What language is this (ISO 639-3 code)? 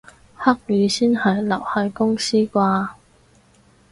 yue